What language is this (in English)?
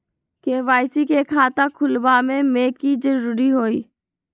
Magahi